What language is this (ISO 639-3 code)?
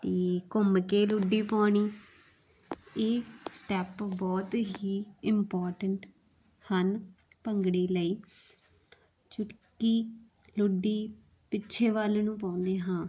pan